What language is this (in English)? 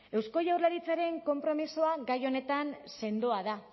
Basque